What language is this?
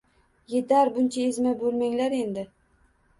Uzbek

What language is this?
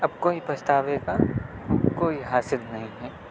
Urdu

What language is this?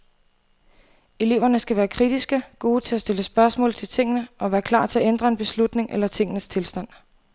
Danish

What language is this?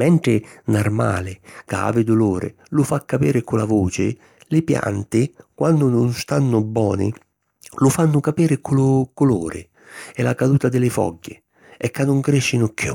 Sicilian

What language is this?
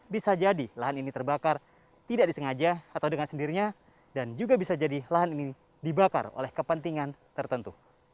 Indonesian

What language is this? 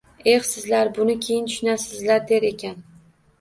Uzbek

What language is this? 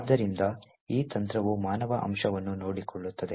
Kannada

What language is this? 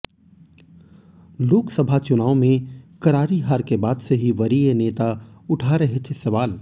Hindi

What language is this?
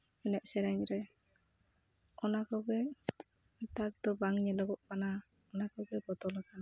Santali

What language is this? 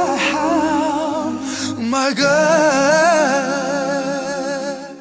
Korean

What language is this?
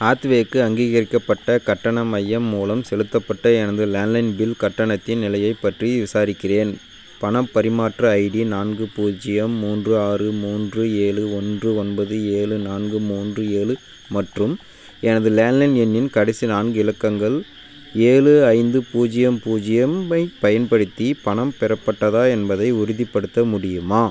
Tamil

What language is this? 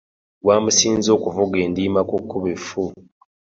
Ganda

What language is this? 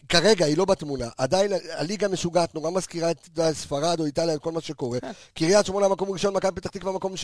Hebrew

